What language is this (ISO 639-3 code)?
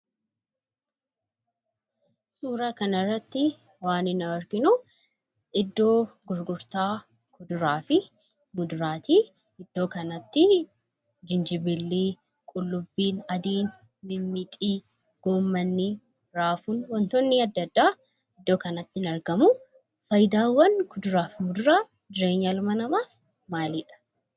orm